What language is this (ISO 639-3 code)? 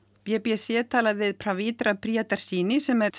isl